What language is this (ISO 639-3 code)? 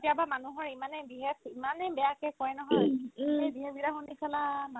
asm